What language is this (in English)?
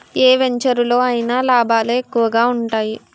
Telugu